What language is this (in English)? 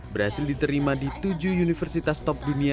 Indonesian